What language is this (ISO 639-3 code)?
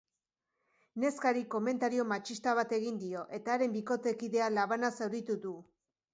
eus